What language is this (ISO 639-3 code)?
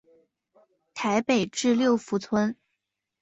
zho